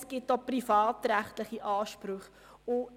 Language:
Swiss German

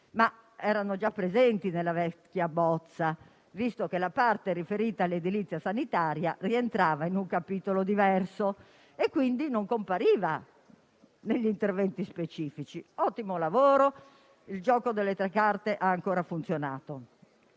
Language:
Italian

